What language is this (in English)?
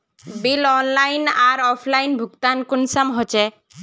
Magahi